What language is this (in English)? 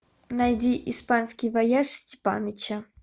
Russian